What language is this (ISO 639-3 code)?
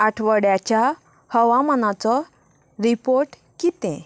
kok